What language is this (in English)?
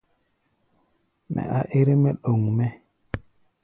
Gbaya